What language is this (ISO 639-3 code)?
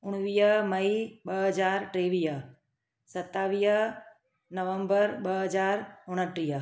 snd